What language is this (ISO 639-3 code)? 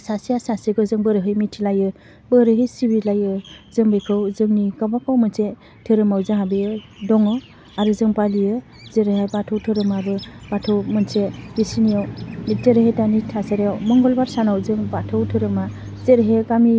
brx